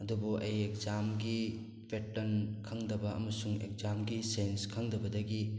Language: Manipuri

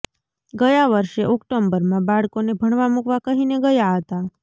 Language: Gujarati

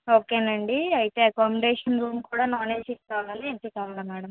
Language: Telugu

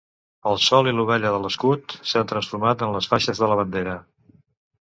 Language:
Catalan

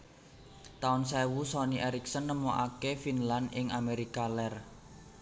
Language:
Javanese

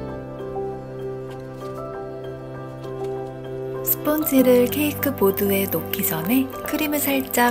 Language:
Korean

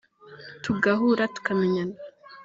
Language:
Kinyarwanda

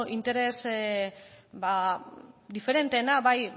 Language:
Basque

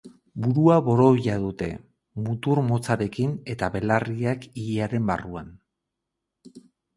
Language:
Basque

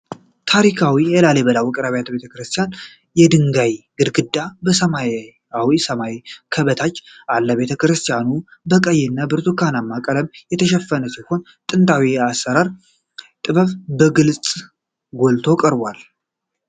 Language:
Amharic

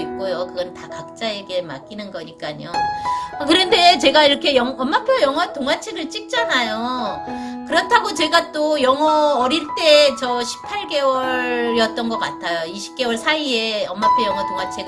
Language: Korean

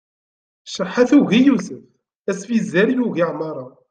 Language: Kabyle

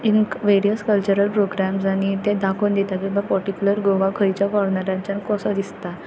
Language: Konkani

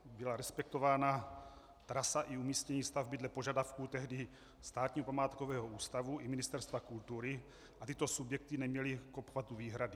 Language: Czech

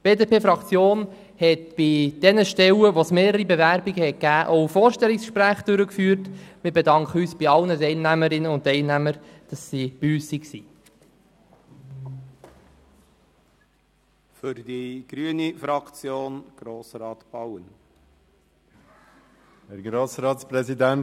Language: Swiss German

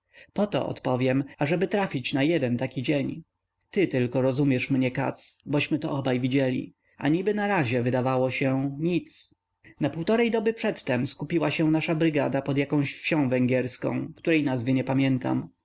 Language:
Polish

